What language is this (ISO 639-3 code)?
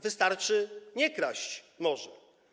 pol